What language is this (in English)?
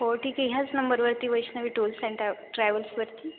Marathi